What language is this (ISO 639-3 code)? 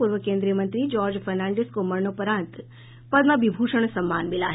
hin